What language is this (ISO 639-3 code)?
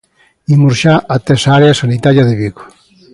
glg